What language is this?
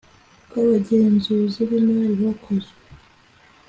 Kinyarwanda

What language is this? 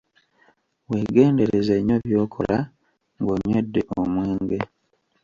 Ganda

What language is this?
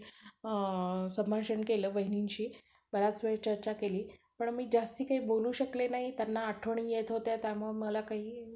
Marathi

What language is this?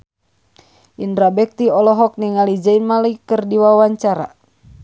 Sundanese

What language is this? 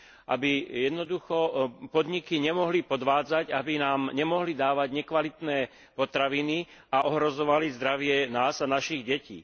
Slovak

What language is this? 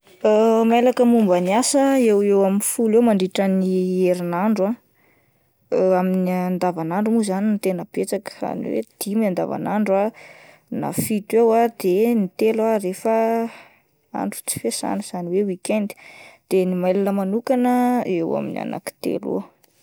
Malagasy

